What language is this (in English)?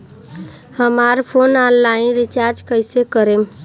Bhojpuri